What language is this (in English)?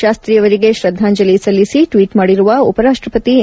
Kannada